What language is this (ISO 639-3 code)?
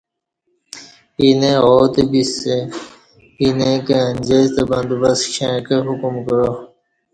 bsh